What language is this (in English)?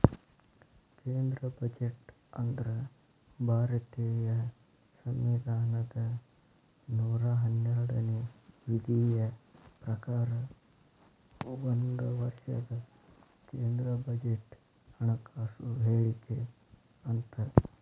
Kannada